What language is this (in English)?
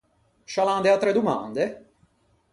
Ligurian